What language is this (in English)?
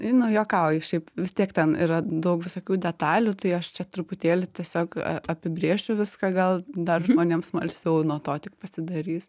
Lithuanian